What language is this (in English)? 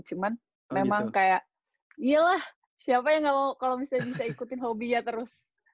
Indonesian